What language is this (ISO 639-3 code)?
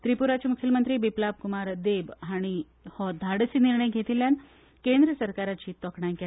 kok